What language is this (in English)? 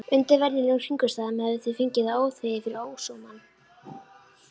Icelandic